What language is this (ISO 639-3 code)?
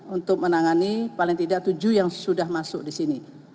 ind